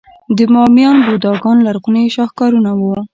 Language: Pashto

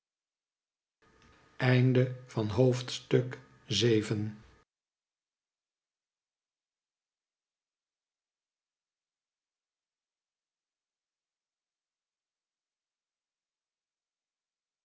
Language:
Dutch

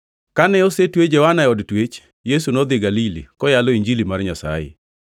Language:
Luo (Kenya and Tanzania)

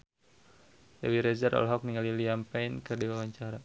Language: Sundanese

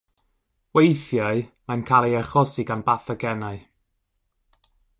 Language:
Welsh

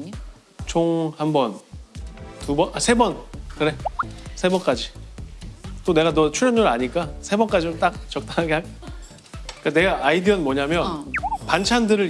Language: Korean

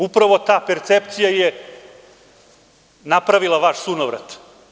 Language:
Serbian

